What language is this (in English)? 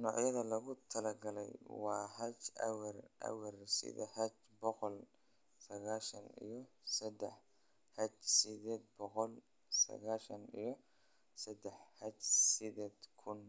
Somali